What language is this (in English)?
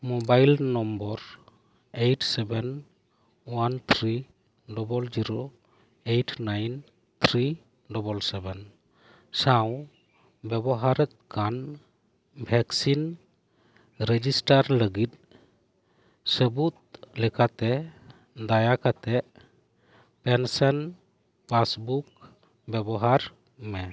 Santali